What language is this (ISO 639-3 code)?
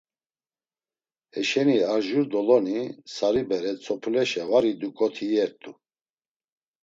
lzz